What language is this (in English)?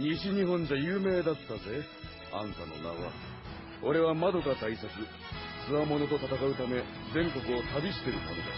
Japanese